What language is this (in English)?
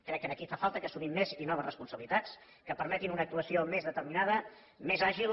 Catalan